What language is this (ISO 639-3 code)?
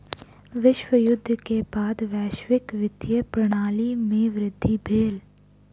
mai